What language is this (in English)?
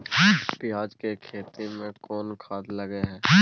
Maithili